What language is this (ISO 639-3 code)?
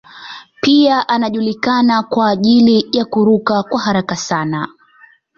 swa